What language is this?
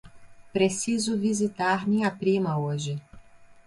Portuguese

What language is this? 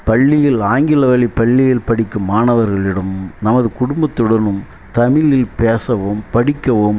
Tamil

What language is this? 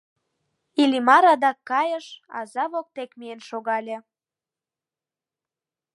Mari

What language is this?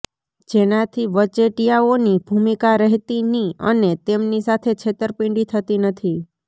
Gujarati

